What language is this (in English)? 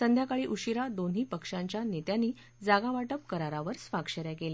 Marathi